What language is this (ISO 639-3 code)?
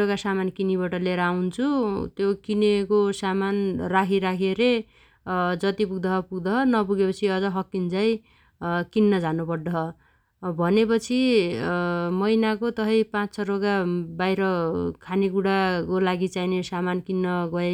dty